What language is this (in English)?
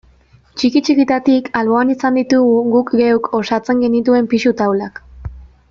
Basque